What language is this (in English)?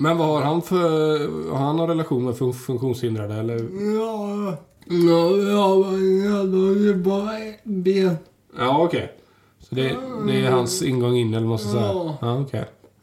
Swedish